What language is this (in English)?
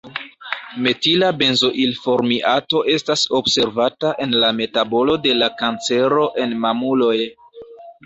Esperanto